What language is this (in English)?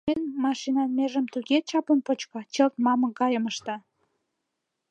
Mari